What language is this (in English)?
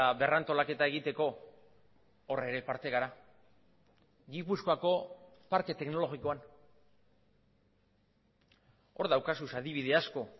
Basque